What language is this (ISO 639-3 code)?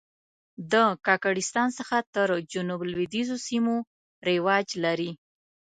pus